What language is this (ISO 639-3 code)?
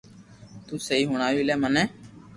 lrk